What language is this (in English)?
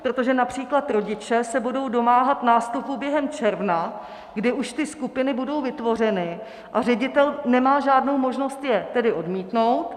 Czech